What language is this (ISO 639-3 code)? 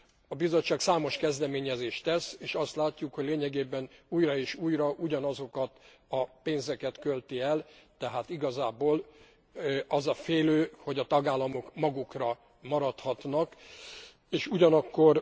hun